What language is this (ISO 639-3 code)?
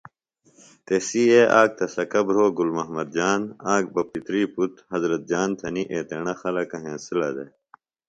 phl